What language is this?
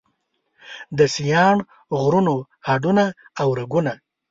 Pashto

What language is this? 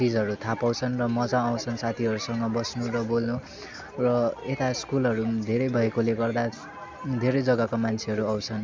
Nepali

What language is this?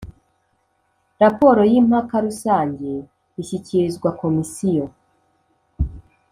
Kinyarwanda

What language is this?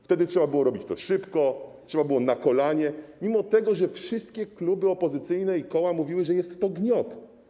Polish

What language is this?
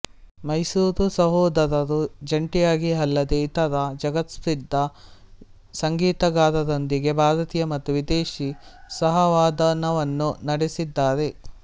Kannada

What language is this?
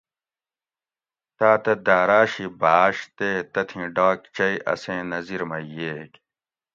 Gawri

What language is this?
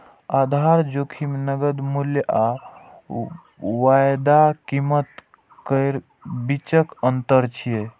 Maithili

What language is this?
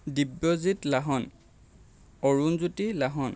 Assamese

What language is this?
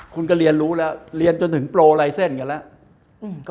Thai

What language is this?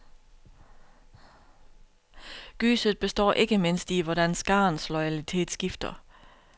Danish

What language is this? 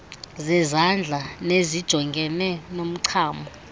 Xhosa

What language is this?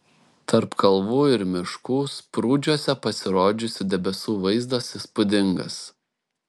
Lithuanian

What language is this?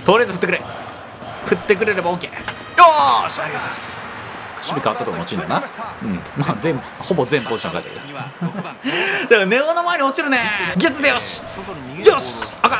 Japanese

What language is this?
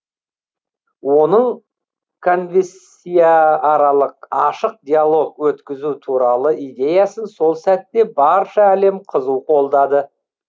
Kazakh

